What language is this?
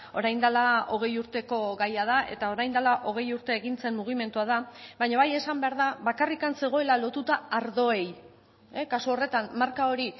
Basque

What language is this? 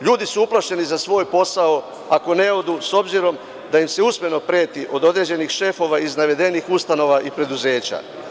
Serbian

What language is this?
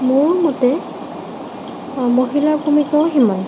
Assamese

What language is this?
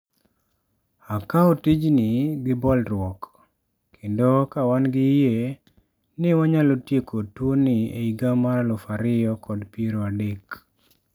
Luo (Kenya and Tanzania)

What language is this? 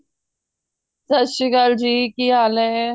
Punjabi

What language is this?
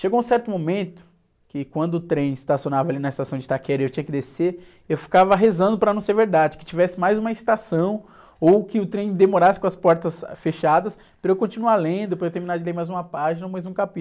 Portuguese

